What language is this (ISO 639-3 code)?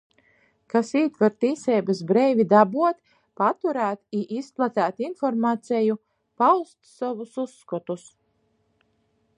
ltg